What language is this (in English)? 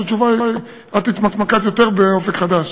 Hebrew